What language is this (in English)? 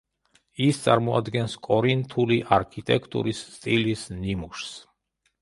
Georgian